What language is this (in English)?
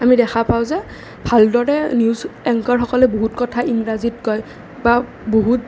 Assamese